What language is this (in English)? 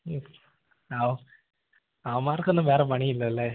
Malayalam